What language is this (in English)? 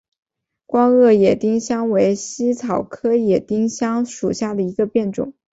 Chinese